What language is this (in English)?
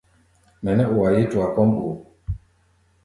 Gbaya